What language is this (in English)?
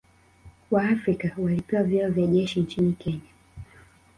Swahili